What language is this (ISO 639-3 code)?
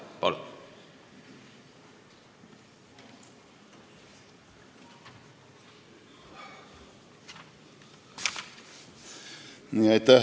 est